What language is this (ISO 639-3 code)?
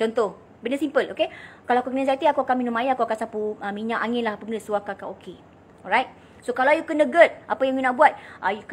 msa